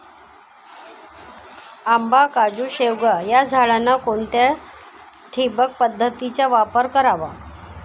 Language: Marathi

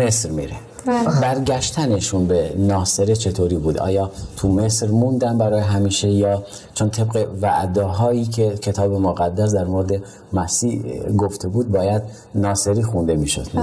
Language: Persian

